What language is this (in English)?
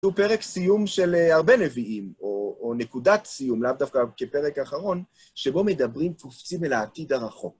Hebrew